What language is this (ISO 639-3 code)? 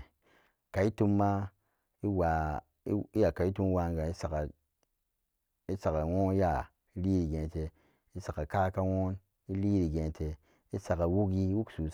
ccg